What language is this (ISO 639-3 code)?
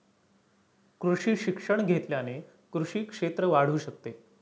mar